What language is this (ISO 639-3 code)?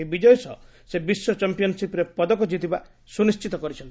ori